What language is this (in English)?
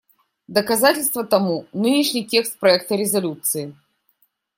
Russian